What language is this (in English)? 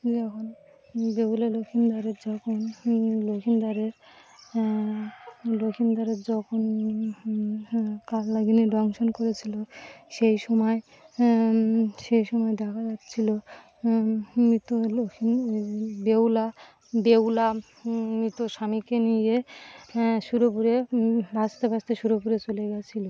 Bangla